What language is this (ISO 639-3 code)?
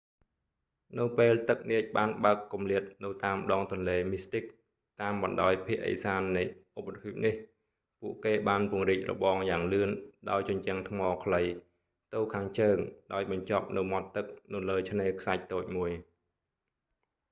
khm